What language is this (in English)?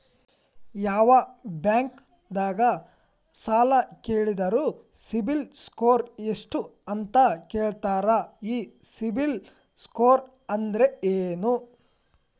Kannada